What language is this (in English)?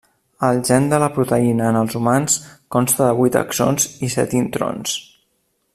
Catalan